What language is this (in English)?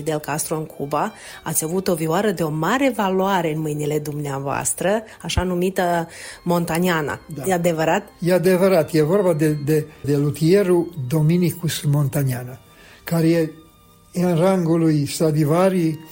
Romanian